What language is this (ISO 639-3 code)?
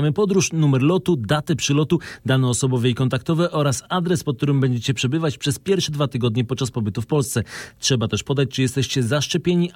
pol